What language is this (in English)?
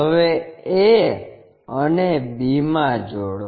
Gujarati